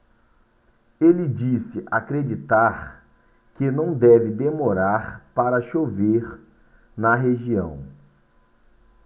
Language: Portuguese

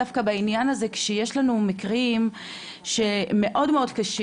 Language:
Hebrew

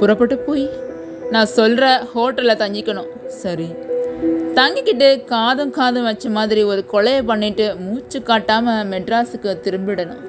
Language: Tamil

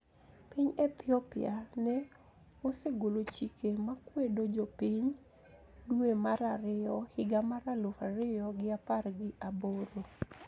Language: Luo (Kenya and Tanzania)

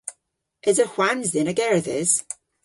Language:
Cornish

